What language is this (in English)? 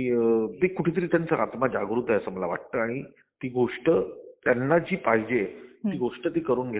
Marathi